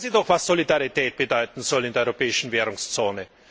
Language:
German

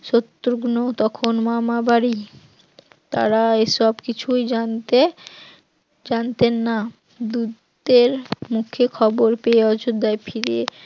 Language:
Bangla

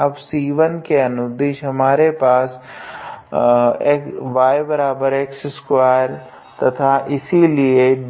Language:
Hindi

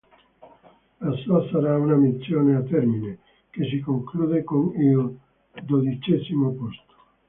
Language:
Italian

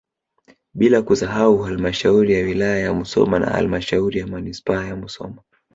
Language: Swahili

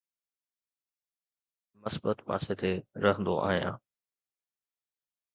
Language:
Sindhi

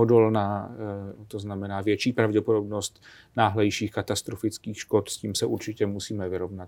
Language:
Czech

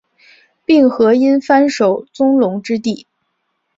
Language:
Chinese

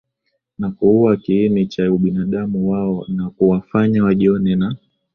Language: Swahili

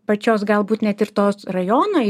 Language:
Lithuanian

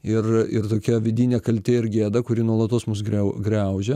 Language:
Lithuanian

